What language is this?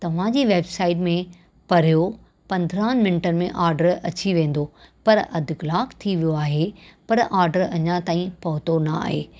Sindhi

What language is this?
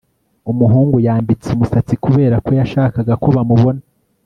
Kinyarwanda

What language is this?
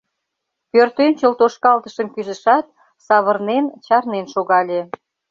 Mari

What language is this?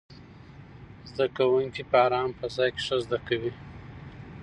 Pashto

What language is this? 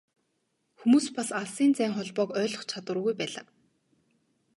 Mongolian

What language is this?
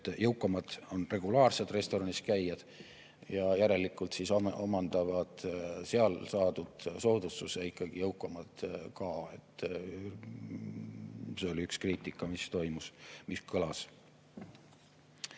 Estonian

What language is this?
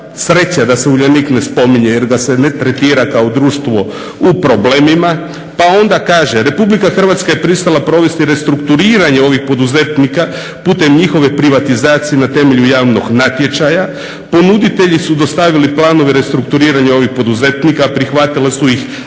Croatian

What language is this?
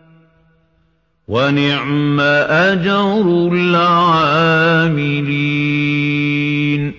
Arabic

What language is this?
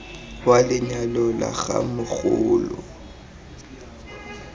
Tswana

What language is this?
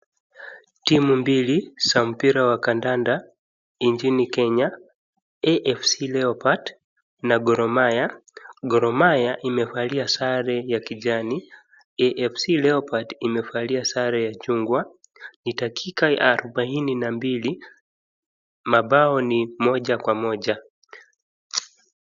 Swahili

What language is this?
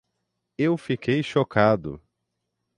Portuguese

